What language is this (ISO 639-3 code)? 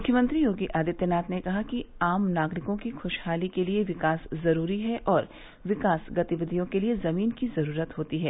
hin